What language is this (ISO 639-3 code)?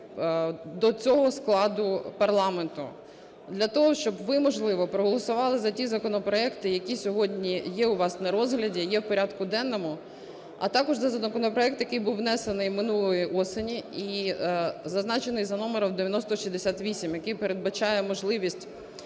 ukr